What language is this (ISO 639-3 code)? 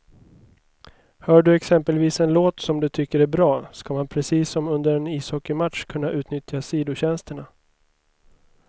swe